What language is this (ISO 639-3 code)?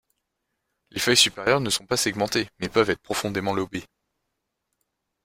fra